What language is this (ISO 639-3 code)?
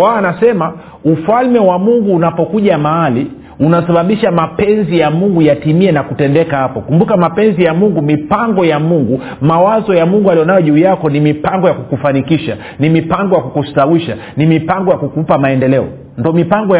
swa